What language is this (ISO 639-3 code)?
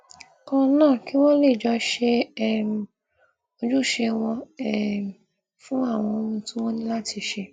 yor